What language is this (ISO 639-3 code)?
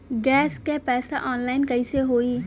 bho